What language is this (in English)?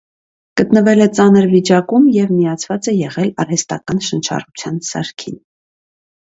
Armenian